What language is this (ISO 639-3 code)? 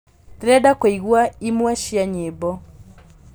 kik